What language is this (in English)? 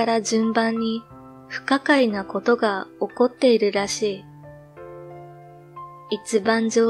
Japanese